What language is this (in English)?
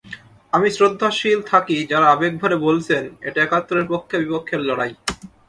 Bangla